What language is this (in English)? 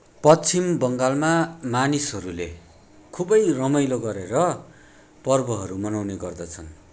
Nepali